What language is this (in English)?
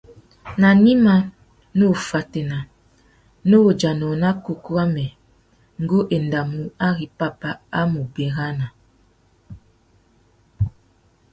Tuki